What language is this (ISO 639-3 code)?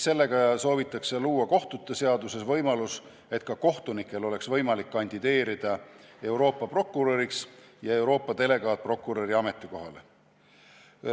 est